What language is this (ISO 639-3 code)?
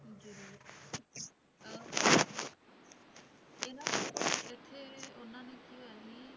pan